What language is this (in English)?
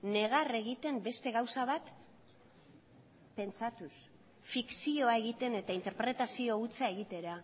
Basque